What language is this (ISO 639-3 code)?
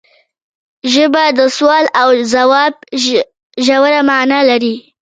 pus